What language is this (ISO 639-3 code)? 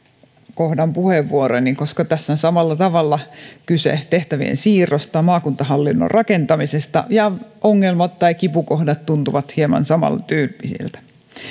fin